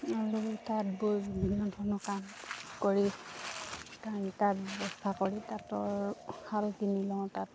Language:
Assamese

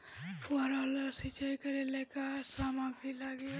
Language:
Bhojpuri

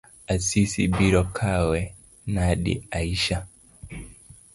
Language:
Luo (Kenya and Tanzania)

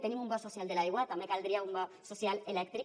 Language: Catalan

